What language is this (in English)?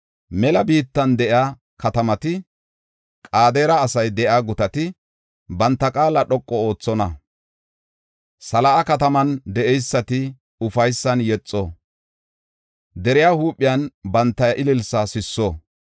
Gofa